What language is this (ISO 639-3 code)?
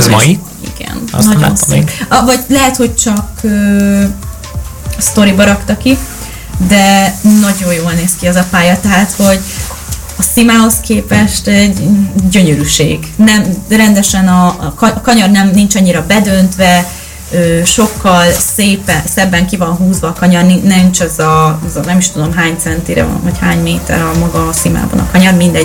hun